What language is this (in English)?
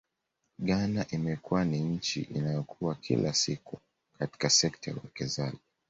Swahili